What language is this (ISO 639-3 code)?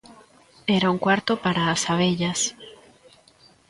glg